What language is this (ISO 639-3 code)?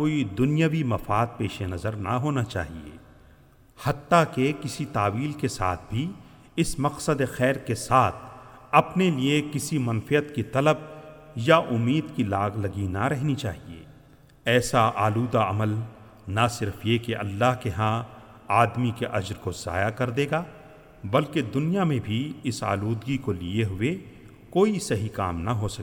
urd